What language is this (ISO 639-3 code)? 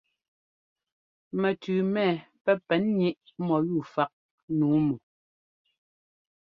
jgo